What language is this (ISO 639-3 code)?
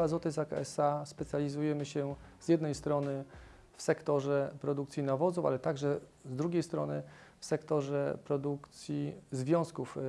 pol